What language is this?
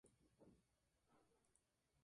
Spanish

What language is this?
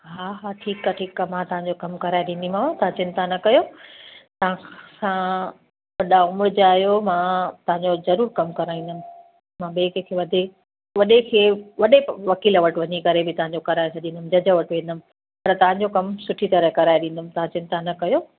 Sindhi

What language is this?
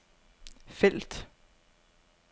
Danish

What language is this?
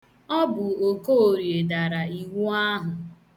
Igbo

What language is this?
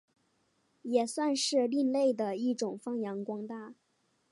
Chinese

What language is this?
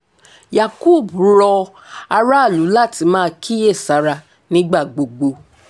Yoruba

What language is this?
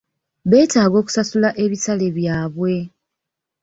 Ganda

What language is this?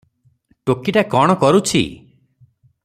Odia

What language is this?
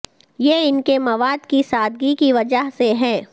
Urdu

